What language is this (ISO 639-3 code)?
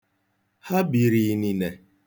ibo